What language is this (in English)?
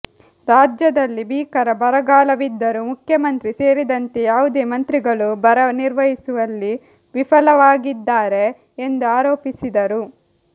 Kannada